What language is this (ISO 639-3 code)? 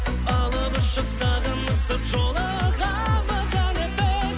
kaz